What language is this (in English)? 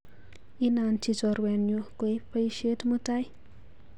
Kalenjin